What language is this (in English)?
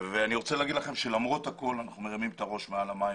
Hebrew